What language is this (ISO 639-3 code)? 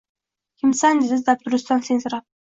uzb